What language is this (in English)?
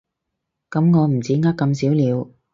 Cantonese